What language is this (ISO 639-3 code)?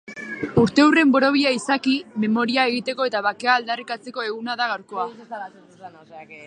eus